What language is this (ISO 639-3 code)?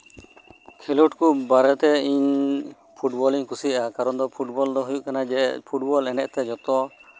sat